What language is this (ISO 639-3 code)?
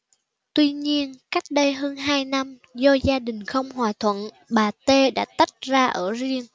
vie